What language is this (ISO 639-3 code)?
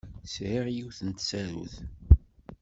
kab